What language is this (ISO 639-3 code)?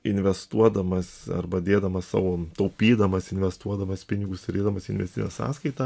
lit